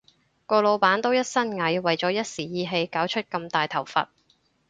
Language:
Cantonese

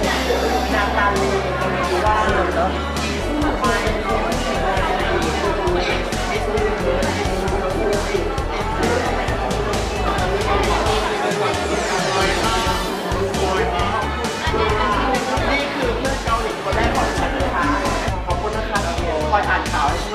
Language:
Thai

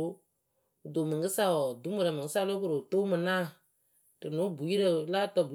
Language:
Akebu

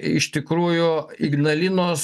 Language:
Lithuanian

